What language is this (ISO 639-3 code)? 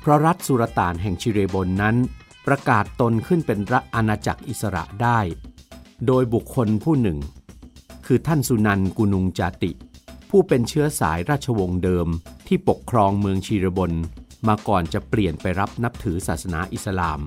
tha